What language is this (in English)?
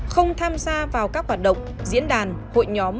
Vietnamese